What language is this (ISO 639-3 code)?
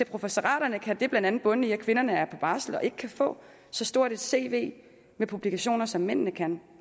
dan